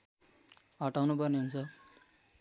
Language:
Nepali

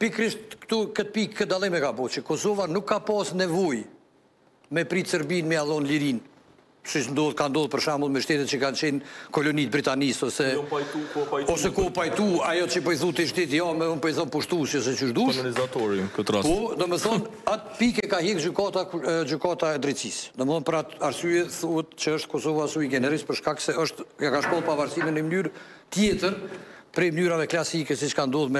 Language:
Romanian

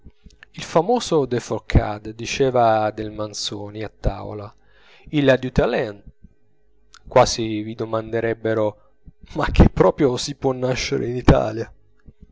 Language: Italian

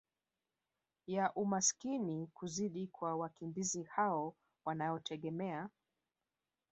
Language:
Swahili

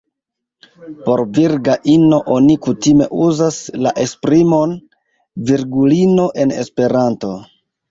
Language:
Esperanto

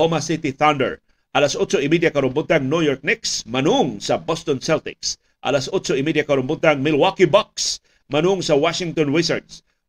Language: Filipino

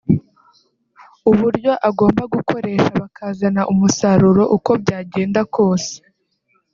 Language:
Kinyarwanda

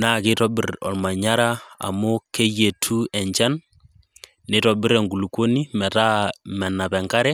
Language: Masai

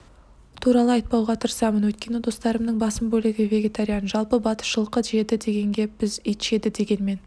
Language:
Kazakh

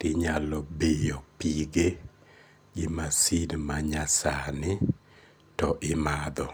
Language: Luo (Kenya and Tanzania)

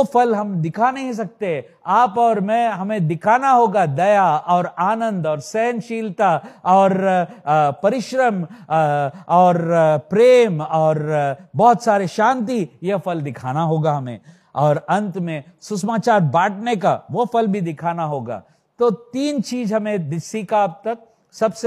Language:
Hindi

